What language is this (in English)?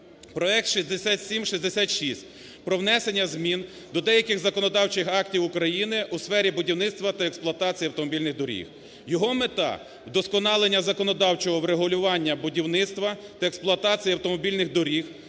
Ukrainian